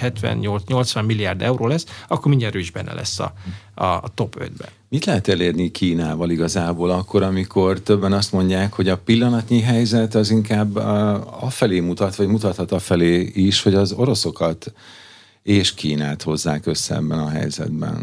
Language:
Hungarian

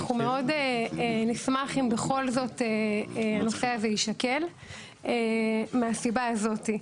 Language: Hebrew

